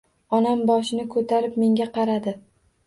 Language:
Uzbek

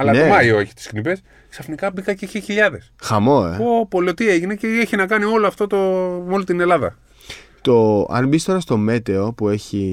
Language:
Greek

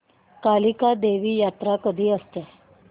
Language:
Marathi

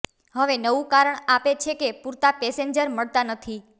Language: Gujarati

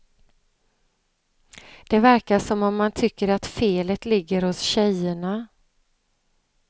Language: Swedish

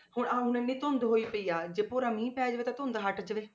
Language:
Punjabi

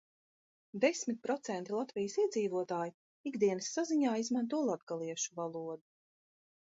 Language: Latvian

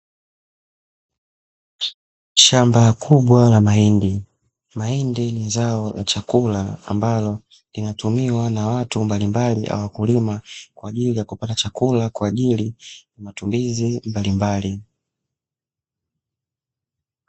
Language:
Swahili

